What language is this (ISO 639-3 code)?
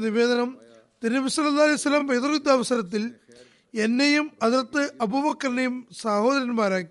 mal